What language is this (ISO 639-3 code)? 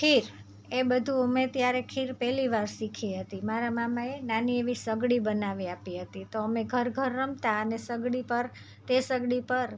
guj